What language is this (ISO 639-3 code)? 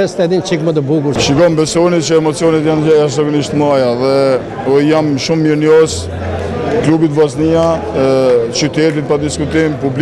ron